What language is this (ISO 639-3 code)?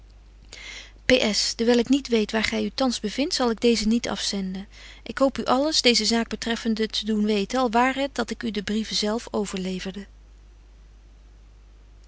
nld